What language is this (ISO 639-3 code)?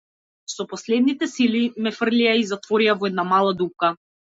mkd